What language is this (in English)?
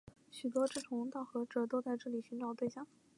Chinese